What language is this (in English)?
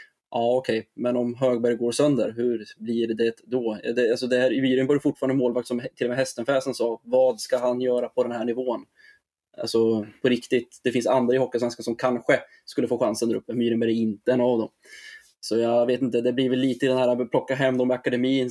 Swedish